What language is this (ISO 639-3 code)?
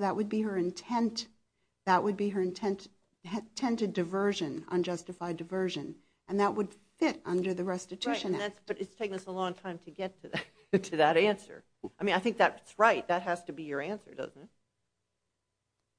eng